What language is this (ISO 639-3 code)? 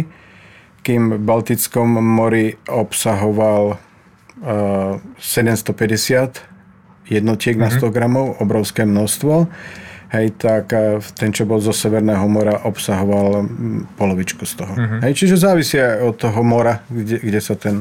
slk